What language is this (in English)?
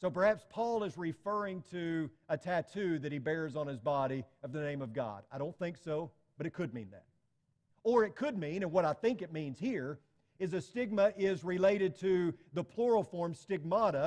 English